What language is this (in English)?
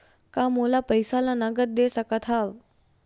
Chhattisgarhi